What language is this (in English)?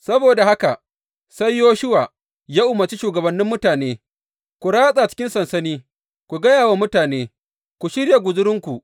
Hausa